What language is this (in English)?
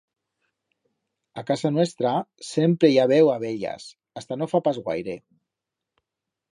Aragonese